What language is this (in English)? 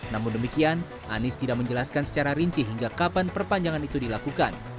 Indonesian